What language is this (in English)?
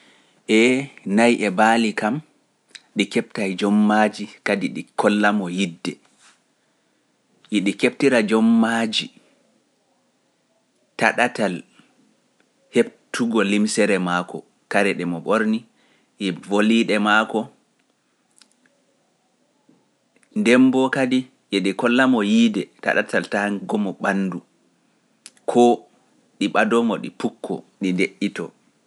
Pular